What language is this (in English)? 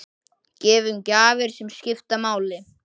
Icelandic